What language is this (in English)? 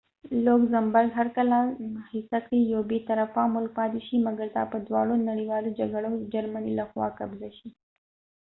Pashto